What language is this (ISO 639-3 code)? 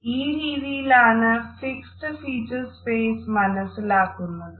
mal